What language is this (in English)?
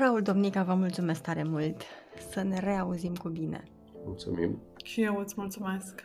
Romanian